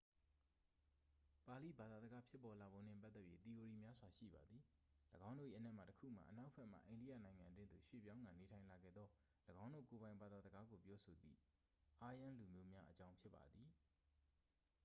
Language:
Burmese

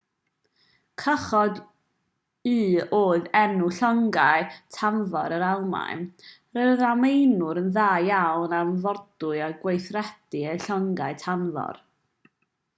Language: Welsh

